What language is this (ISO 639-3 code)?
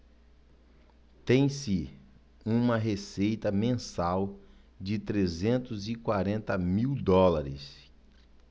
por